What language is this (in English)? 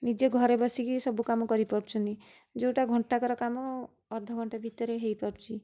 Odia